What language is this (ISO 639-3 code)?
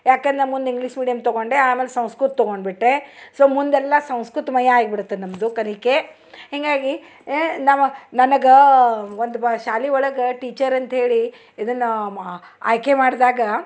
kan